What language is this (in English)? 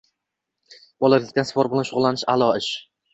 Uzbek